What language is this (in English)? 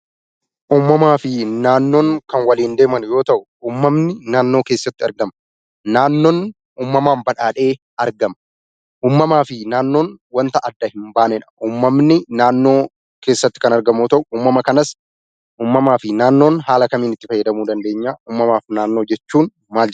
Oromo